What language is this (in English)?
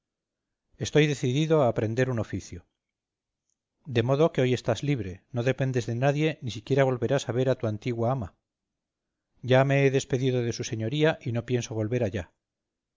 Spanish